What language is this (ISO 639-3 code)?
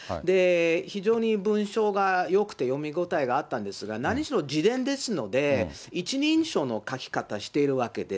jpn